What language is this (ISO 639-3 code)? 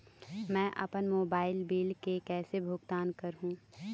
hne